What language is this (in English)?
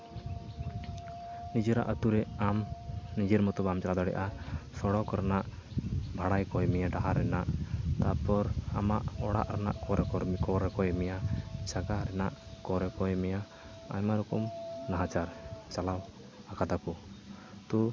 Santali